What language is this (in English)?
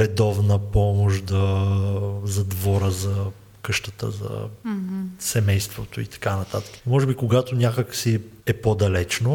Bulgarian